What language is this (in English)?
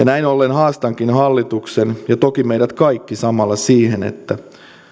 Finnish